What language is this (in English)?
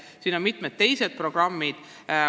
Estonian